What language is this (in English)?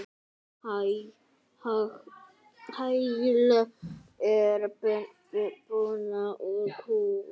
Icelandic